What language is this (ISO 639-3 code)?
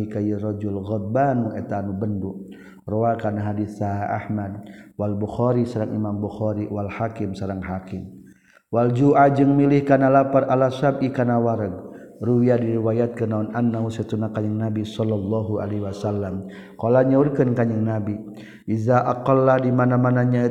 msa